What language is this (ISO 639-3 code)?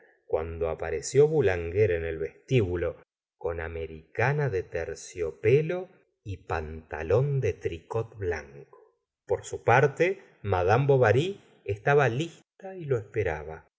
spa